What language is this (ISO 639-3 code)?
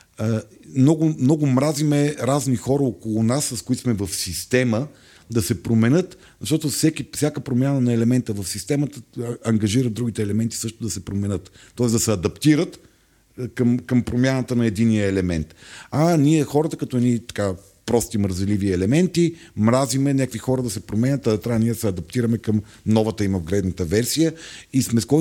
bul